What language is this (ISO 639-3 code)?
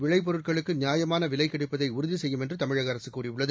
tam